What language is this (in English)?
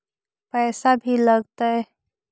Magahi